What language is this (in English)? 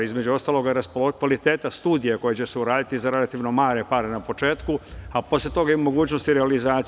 Serbian